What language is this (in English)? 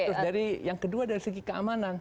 Indonesian